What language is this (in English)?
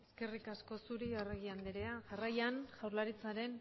Basque